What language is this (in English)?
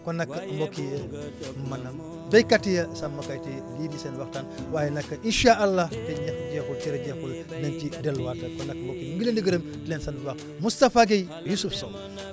Wolof